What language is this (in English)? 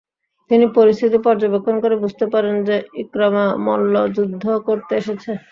Bangla